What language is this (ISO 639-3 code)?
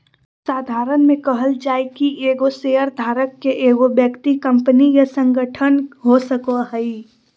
mag